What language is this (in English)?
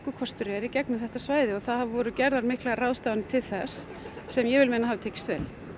Icelandic